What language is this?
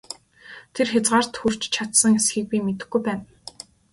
Mongolian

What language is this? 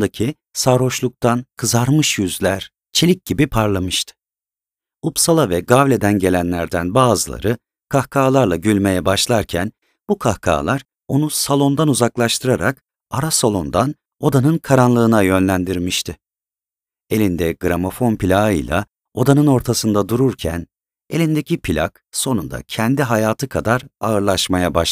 Turkish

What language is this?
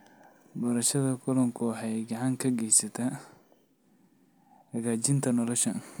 Somali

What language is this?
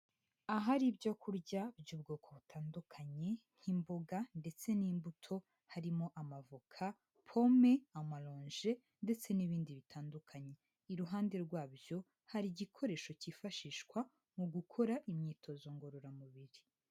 Kinyarwanda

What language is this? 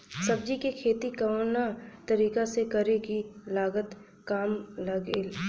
Bhojpuri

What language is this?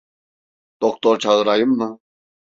Turkish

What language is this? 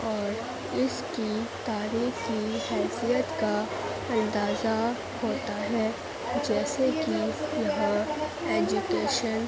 Urdu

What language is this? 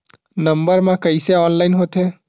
Chhattisgarhi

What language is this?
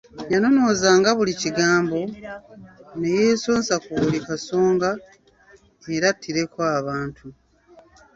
Ganda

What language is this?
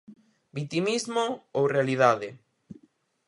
Galician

